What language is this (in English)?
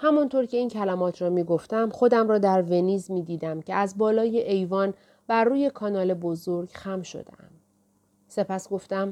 Persian